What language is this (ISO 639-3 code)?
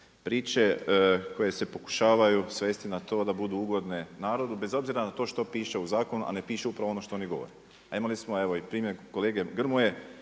hrv